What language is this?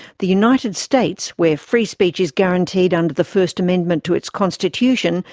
English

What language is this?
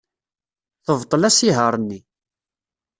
Kabyle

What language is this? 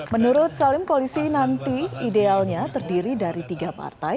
Indonesian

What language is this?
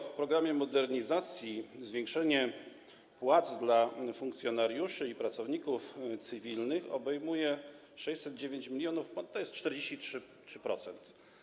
Polish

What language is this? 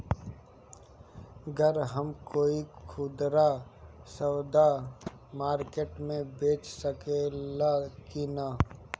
Bhojpuri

